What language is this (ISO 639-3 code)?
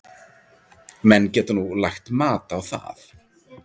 isl